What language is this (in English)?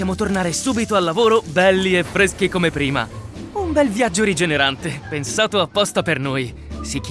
Italian